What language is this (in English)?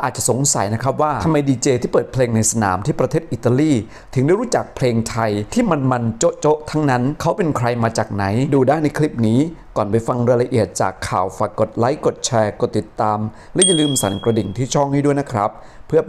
Thai